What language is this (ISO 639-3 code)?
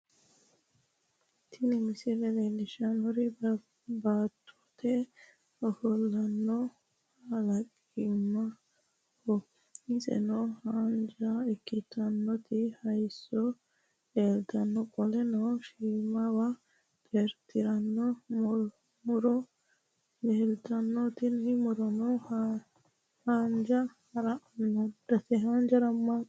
sid